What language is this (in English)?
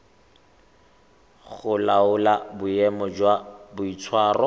Tswana